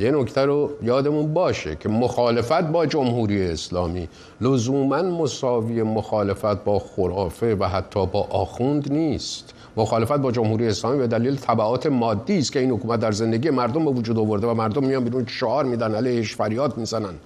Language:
Persian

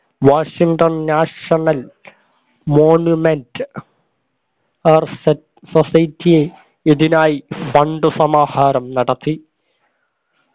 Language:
Malayalam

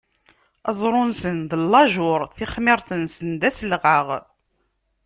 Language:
Kabyle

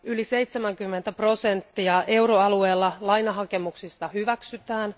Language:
Finnish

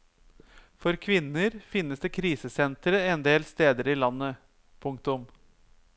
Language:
Norwegian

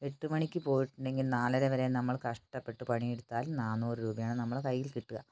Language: Malayalam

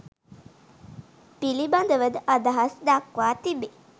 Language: Sinhala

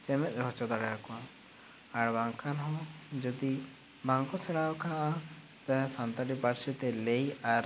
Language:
Santali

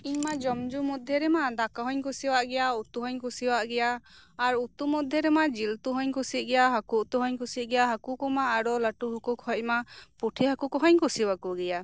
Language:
Santali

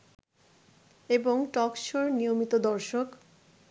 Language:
Bangla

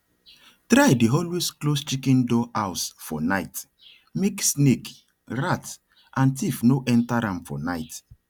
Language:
Nigerian Pidgin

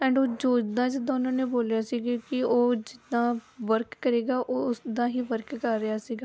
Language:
Punjabi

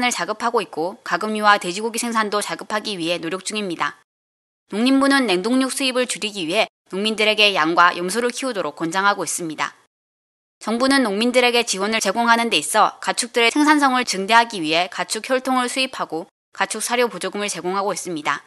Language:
Korean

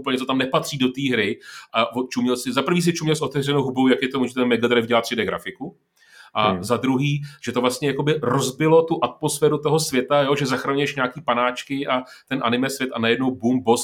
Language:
Czech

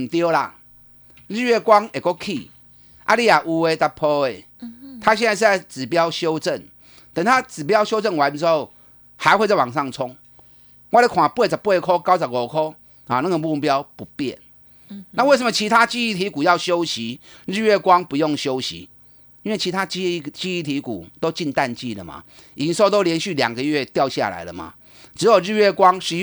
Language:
Chinese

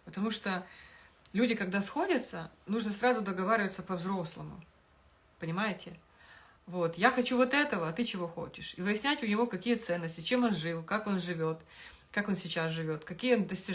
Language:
Russian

